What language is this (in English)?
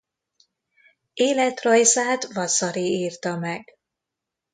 Hungarian